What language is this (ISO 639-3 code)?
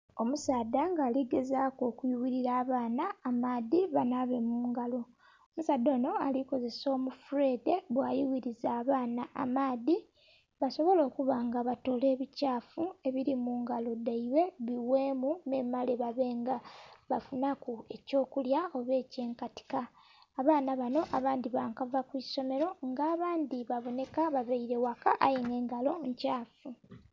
xog